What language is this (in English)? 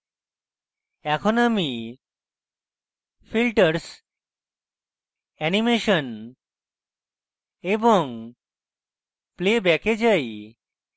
Bangla